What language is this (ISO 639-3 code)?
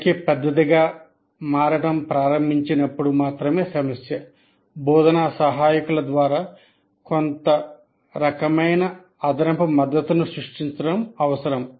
tel